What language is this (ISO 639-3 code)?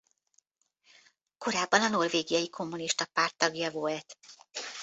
hun